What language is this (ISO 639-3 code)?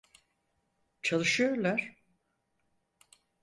tur